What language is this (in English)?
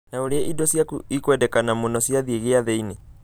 Kikuyu